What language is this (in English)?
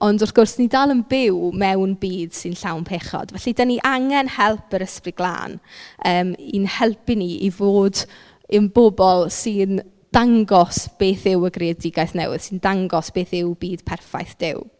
Welsh